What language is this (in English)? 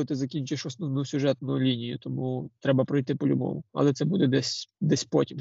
Ukrainian